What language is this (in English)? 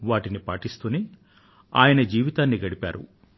Telugu